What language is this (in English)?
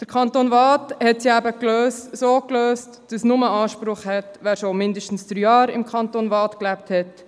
Swiss German